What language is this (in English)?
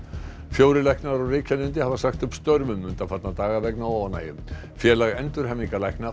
Icelandic